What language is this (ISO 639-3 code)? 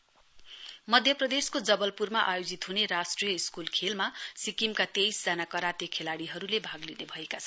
nep